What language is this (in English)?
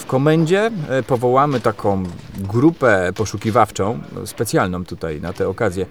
Polish